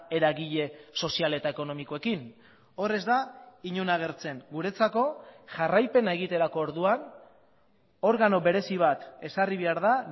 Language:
Basque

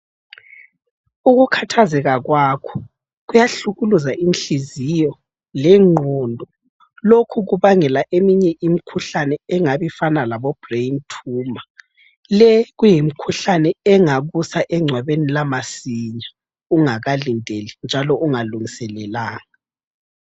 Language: North Ndebele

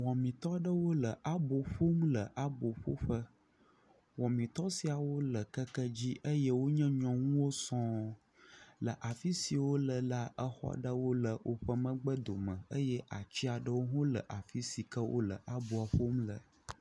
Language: Ewe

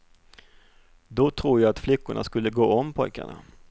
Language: Swedish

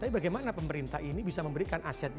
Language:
Indonesian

